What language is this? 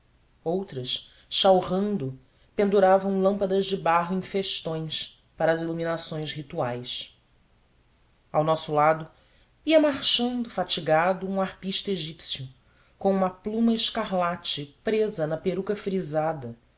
Portuguese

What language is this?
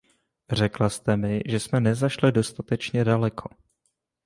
Czech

